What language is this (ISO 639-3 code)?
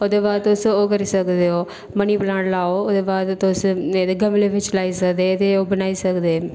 doi